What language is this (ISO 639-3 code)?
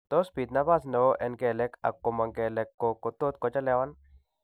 kln